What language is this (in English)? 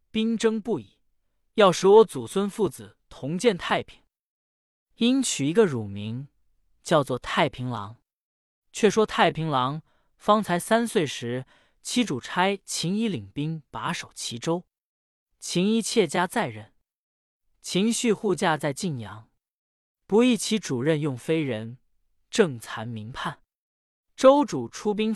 Chinese